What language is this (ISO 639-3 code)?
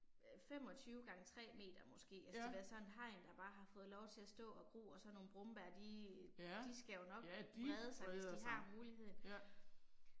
dan